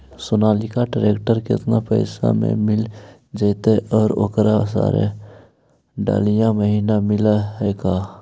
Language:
Magahi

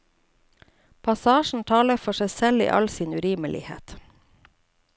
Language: Norwegian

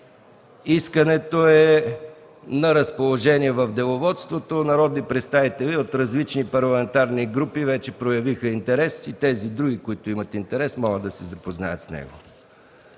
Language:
Bulgarian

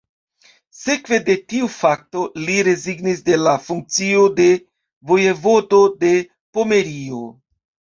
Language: Esperanto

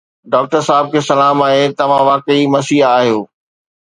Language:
Sindhi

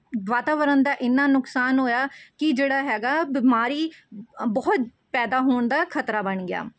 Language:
Punjabi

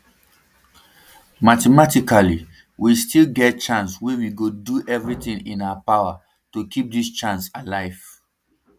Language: Nigerian Pidgin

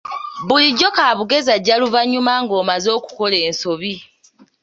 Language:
Ganda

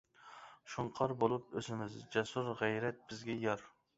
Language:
Uyghur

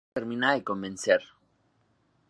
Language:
Spanish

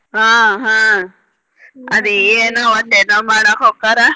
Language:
Kannada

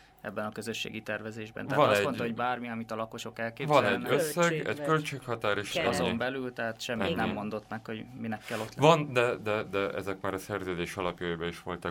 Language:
Hungarian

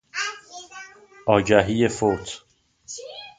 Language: Persian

